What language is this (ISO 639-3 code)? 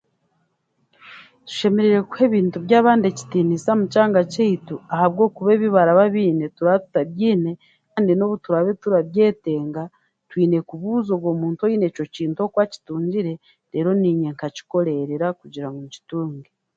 cgg